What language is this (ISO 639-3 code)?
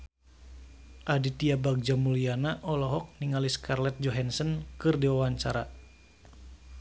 sun